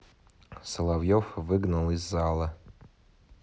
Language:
Russian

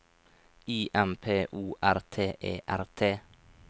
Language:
Norwegian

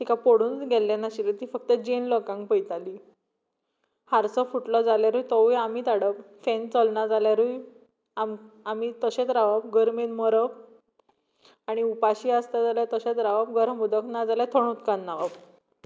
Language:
Konkani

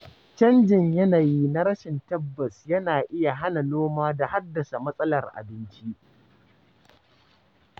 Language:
Hausa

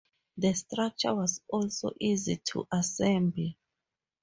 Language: English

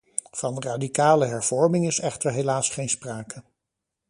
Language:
Dutch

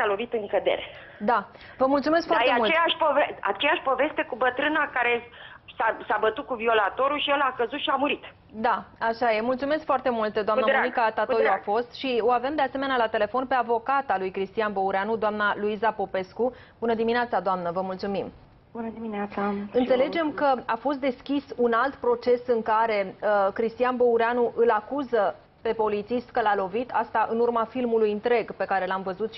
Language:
Romanian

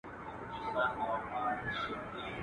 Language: Pashto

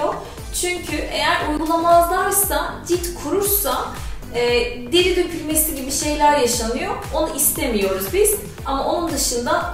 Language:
Turkish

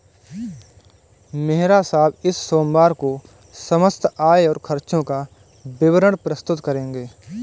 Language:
Hindi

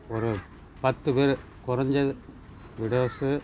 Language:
Tamil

